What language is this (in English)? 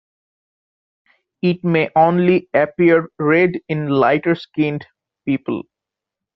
English